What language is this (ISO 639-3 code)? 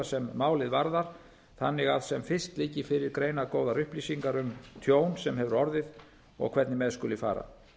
isl